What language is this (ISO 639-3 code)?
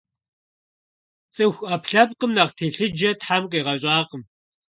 kbd